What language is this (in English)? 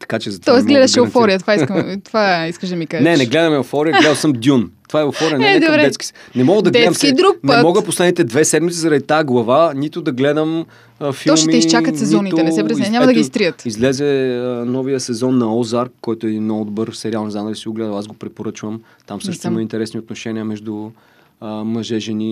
Bulgarian